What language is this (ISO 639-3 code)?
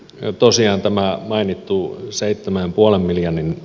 fin